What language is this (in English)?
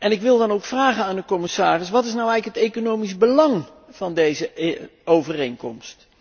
Dutch